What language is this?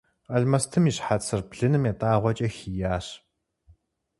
Kabardian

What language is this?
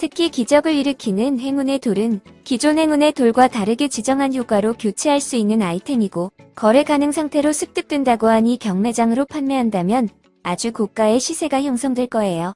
Korean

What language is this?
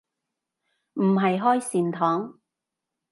Cantonese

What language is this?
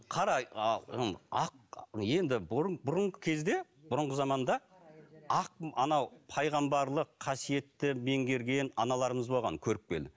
Kazakh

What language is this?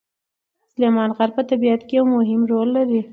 Pashto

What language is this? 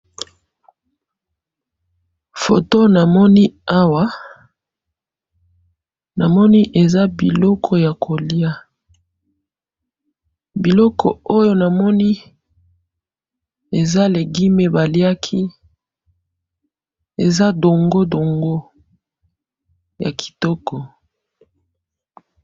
Lingala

